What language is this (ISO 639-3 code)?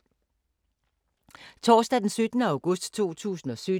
dan